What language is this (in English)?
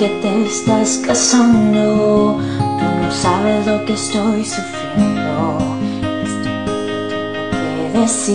Greek